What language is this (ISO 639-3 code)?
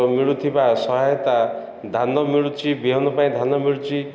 ori